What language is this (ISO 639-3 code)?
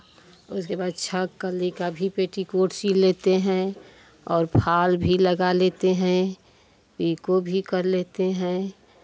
hin